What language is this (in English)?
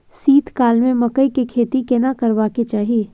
Maithili